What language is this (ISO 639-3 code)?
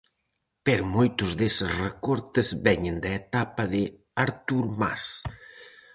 glg